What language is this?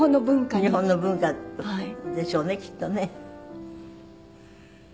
Japanese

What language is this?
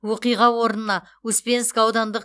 Kazakh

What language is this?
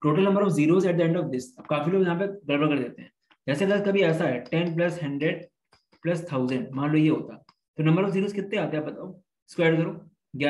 Hindi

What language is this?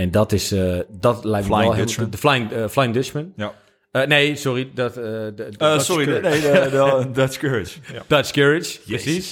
Dutch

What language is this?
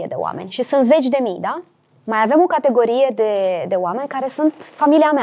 Romanian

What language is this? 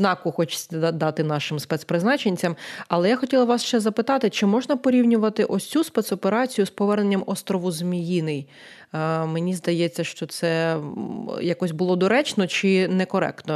Ukrainian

